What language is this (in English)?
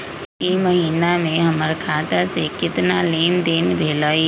Magahi